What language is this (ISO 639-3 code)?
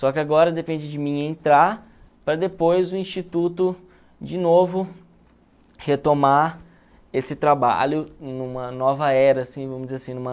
por